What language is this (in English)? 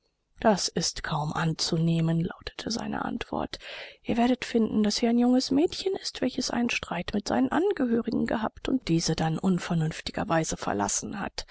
German